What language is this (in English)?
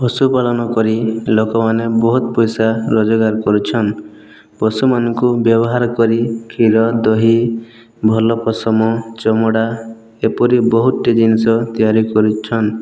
Odia